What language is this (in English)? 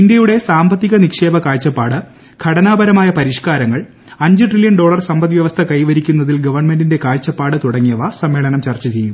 Malayalam